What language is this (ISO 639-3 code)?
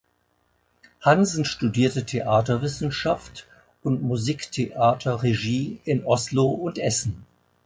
deu